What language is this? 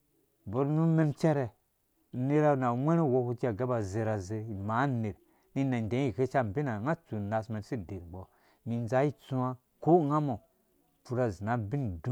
Dũya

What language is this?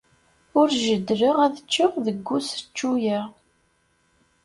Kabyle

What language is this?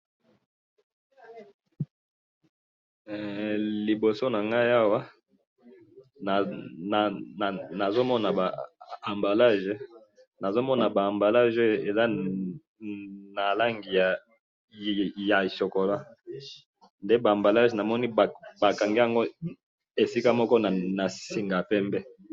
Lingala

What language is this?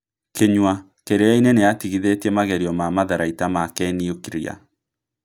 Kikuyu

